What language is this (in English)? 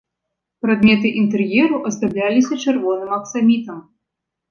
Belarusian